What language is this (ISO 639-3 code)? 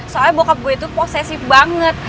ind